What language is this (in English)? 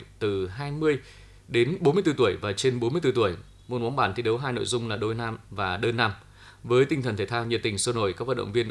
Vietnamese